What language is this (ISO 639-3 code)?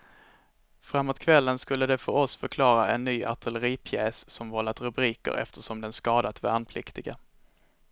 swe